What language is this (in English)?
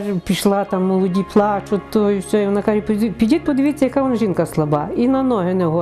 Russian